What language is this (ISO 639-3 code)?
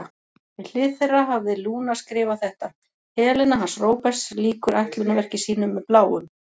isl